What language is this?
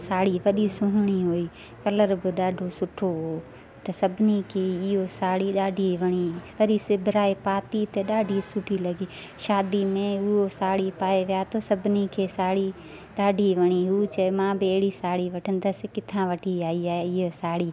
Sindhi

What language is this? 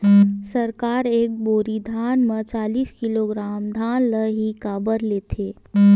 Chhattisgarhi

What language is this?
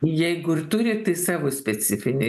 Lithuanian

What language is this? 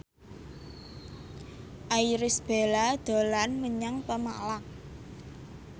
Javanese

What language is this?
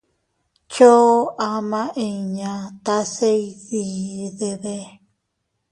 Teutila Cuicatec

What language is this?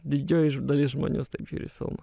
Lithuanian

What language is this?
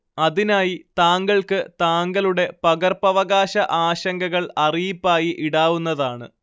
Malayalam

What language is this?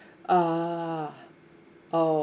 English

